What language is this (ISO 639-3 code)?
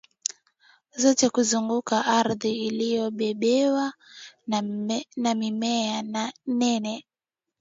swa